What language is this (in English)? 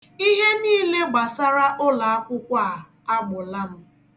Igbo